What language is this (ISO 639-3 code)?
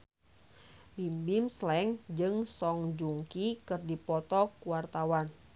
sun